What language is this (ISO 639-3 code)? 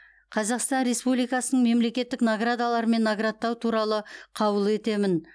kaz